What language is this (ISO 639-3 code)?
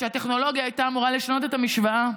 heb